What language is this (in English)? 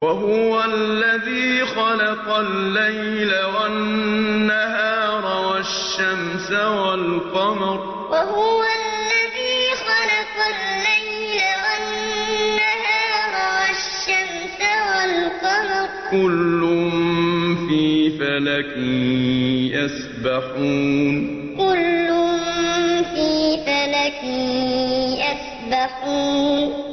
Arabic